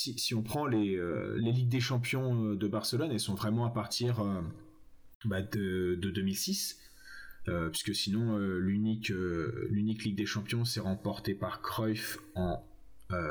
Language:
French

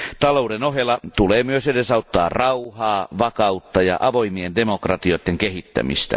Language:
Finnish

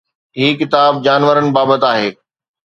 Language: Sindhi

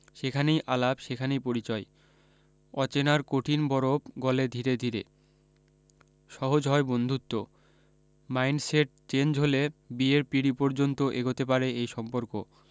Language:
Bangla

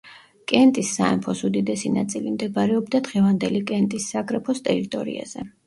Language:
Georgian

